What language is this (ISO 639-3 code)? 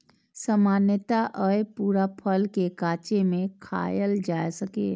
mai